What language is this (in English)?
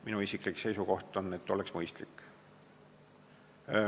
Estonian